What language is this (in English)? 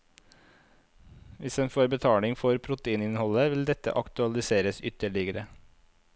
Norwegian